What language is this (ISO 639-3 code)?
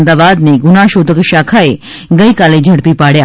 guj